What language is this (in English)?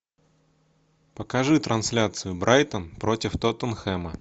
Russian